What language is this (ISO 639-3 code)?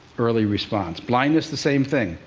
eng